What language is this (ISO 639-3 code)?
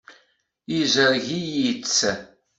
kab